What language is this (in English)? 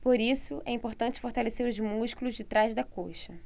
Portuguese